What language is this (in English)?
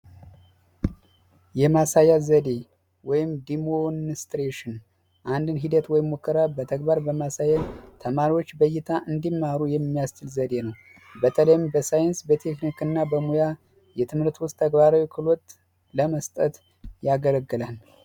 Amharic